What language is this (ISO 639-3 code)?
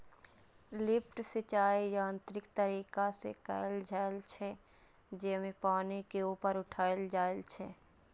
mai